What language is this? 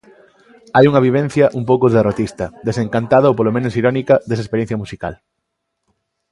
Galician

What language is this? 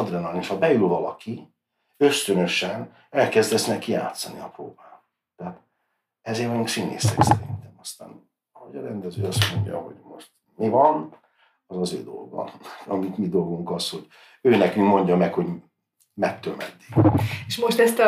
Hungarian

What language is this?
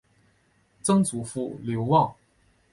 Chinese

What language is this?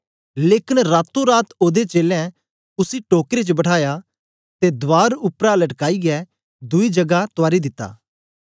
Dogri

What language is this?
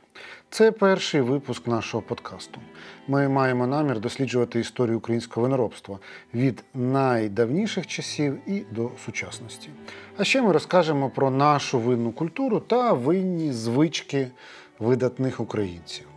Ukrainian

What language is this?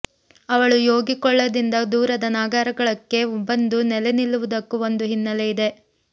Kannada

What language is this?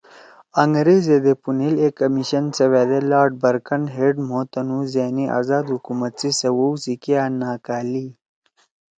Torwali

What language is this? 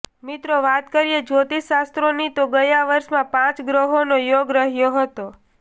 Gujarati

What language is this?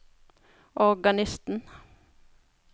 Norwegian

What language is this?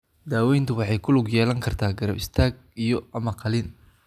Somali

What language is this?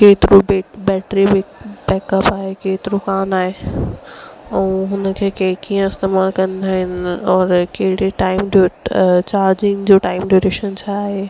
Sindhi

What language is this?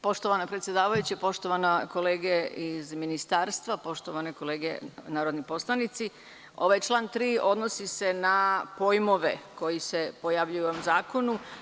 Serbian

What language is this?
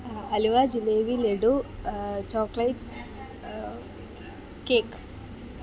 Malayalam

